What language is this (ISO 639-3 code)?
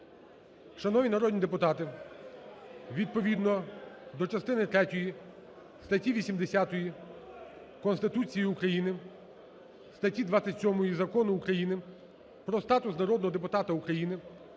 ukr